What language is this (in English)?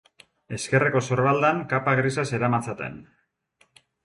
Basque